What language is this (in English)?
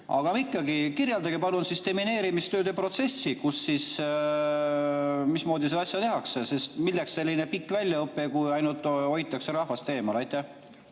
Estonian